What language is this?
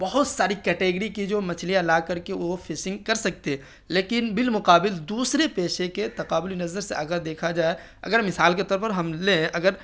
Urdu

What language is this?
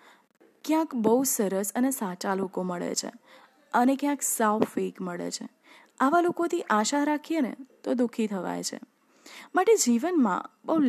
Gujarati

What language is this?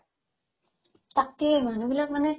Assamese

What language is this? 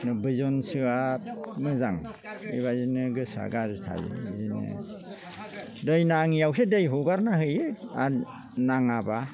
Bodo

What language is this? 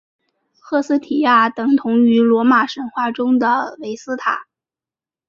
Chinese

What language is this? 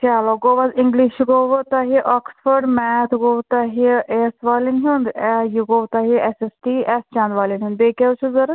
Kashmiri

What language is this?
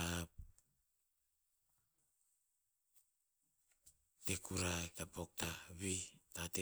Tinputz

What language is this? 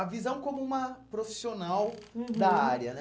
Portuguese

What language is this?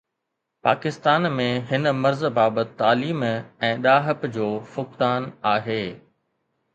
Sindhi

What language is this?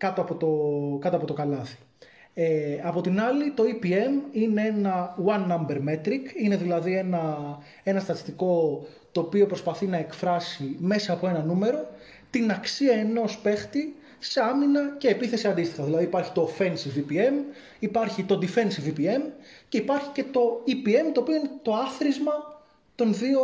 Greek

